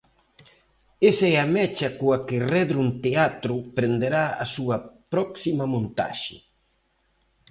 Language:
Galician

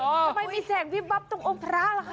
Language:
Thai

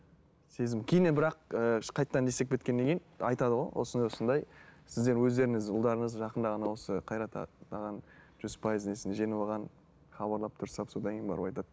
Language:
Kazakh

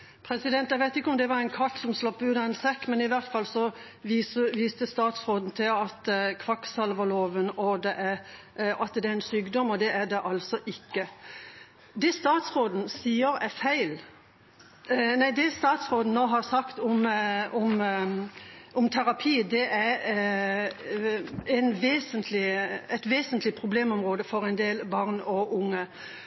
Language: Norwegian Bokmål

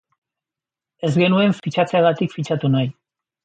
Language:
Basque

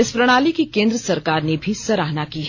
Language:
Hindi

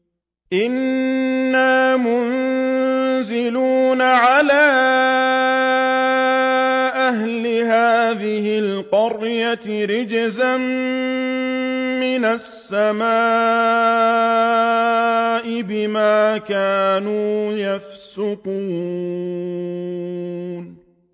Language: Arabic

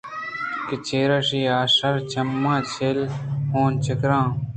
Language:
Eastern Balochi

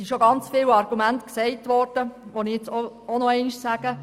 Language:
Swiss German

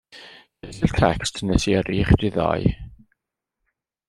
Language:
Welsh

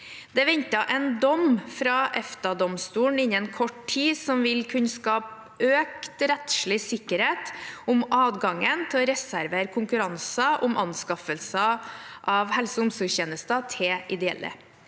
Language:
Norwegian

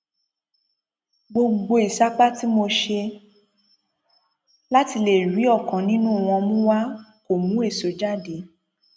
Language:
Yoruba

